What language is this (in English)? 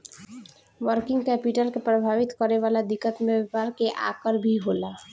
Bhojpuri